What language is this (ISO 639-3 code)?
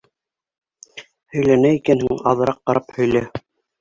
bak